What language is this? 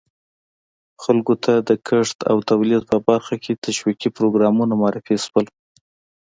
Pashto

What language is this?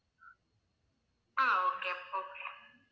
Tamil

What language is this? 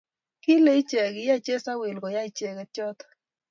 Kalenjin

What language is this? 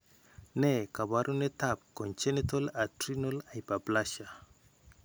Kalenjin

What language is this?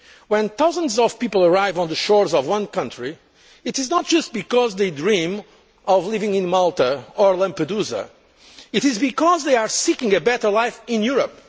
English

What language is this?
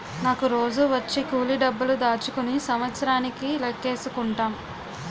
Telugu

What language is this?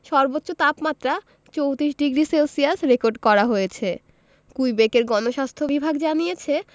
Bangla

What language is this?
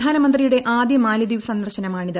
Malayalam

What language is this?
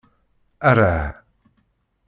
Kabyle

